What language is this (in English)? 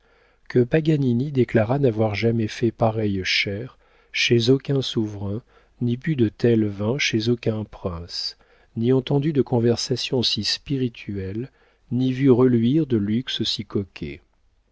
French